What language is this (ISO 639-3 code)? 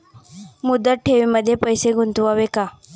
mar